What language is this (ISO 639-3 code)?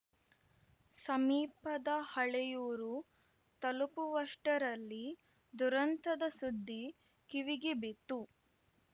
kan